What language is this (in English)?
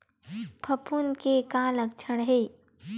Chhattisgarhi